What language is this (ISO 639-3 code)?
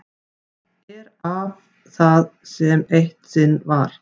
isl